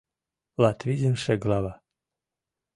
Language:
Mari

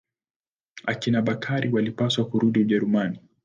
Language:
Swahili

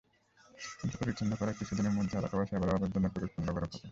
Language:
Bangla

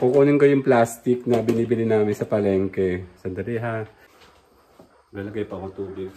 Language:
Filipino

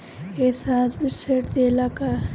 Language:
Bhojpuri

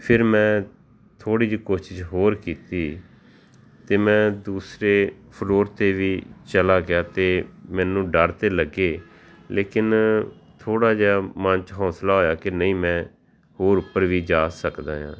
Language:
Punjabi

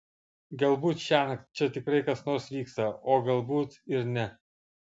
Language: Lithuanian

